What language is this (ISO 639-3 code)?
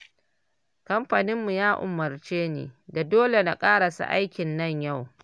hau